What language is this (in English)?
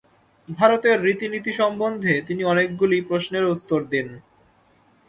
Bangla